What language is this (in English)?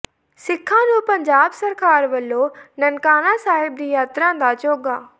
Punjabi